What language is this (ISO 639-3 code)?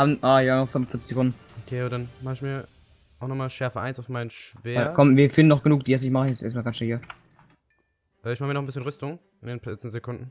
deu